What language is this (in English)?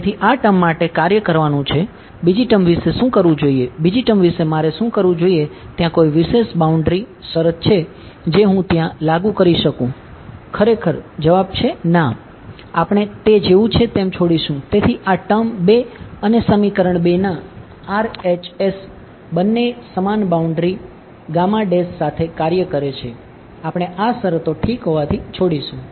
Gujarati